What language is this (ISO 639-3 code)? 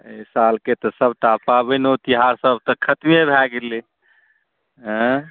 mai